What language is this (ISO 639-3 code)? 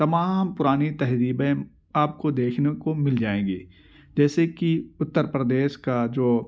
urd